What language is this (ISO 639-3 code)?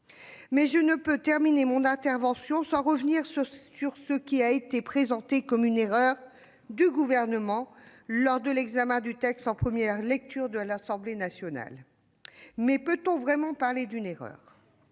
fra